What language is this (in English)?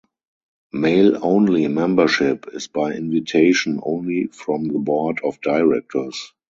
English